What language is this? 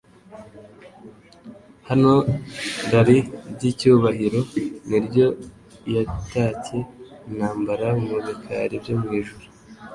Kinyarwanda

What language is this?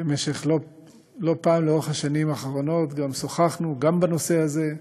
Hebrew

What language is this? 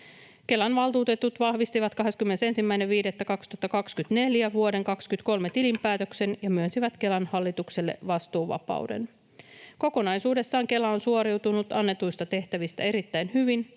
Finnish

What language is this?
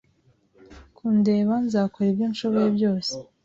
Kinyarwanda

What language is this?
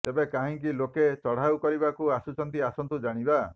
Odia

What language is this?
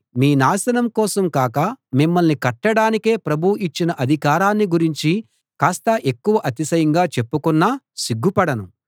Telugu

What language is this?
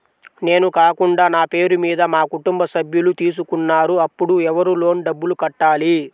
Telugu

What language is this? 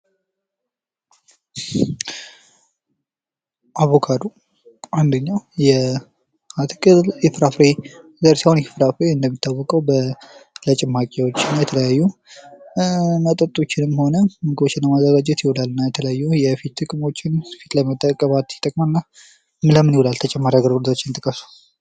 Amharic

